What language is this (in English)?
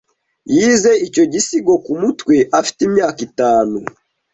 Kinyarwanda